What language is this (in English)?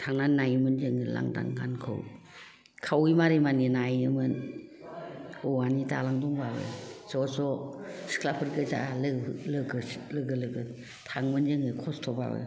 Bodo